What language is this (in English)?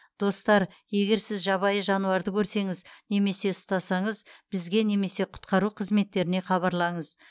Kazakh